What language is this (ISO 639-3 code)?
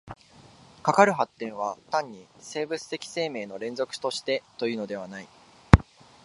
jpn